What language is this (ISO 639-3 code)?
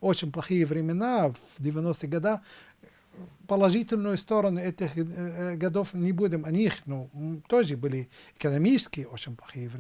rus